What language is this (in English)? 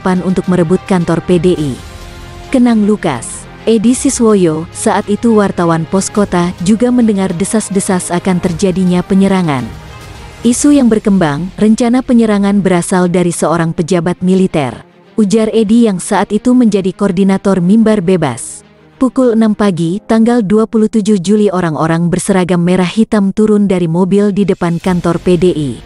Indonesian